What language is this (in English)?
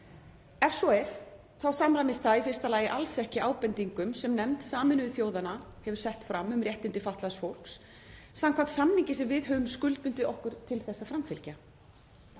Icelandic